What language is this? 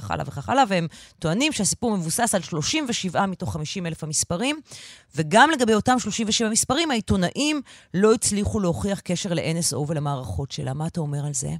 Hebrew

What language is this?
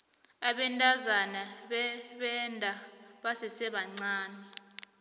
South Ndebele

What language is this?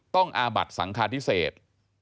Thai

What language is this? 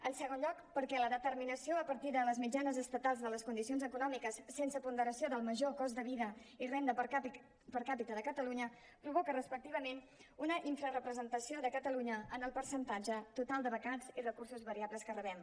Catalan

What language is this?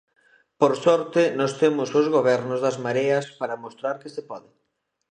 Galician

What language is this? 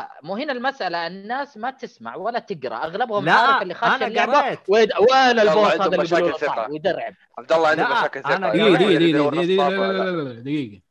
Arabic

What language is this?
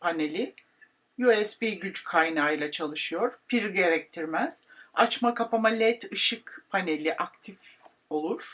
Turkish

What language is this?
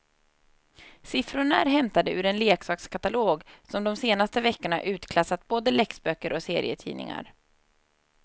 Swedish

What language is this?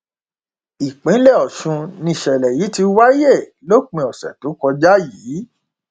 Yoruba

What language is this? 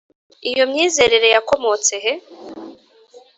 Kinyarwanda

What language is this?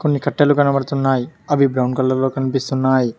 Telugu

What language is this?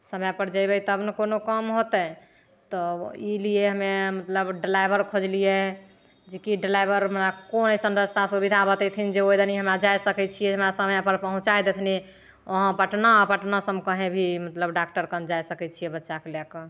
Maithili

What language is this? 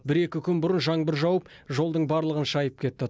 Kazakh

